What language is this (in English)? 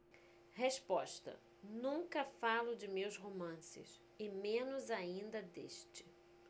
Portuguese